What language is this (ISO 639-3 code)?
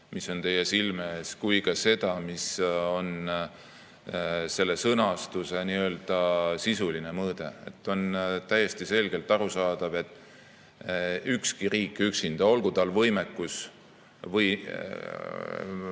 est